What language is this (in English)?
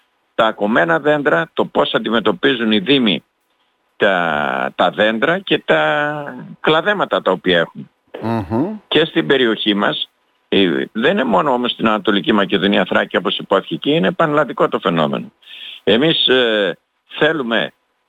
Greek